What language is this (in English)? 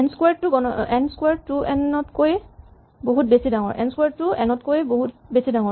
Assamese